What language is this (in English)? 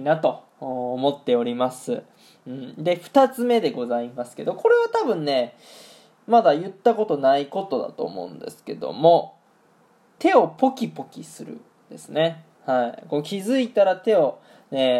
Japanese